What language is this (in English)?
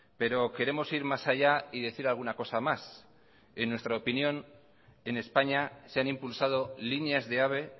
Spanish